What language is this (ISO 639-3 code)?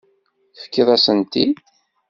kab